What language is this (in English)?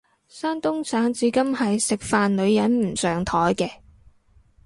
Cantonese